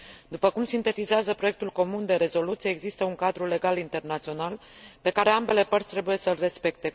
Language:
Romanian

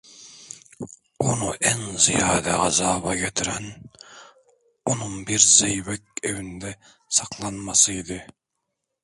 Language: Turkish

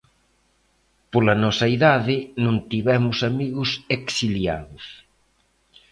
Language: Galician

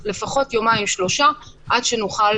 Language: Hebrew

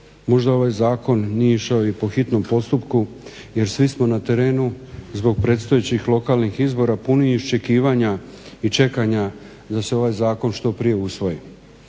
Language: Croatian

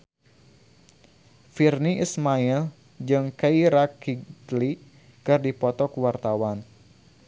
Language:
Sundanese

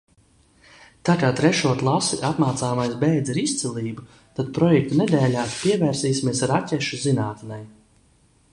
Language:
Latvian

